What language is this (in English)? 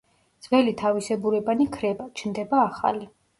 Georgian